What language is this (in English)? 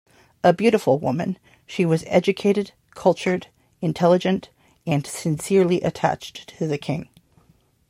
English